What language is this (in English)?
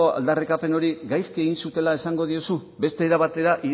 Basque